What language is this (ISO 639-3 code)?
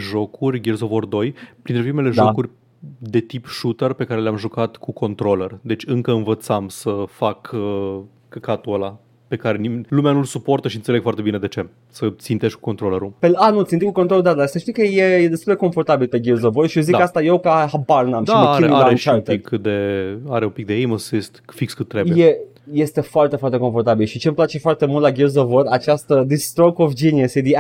ron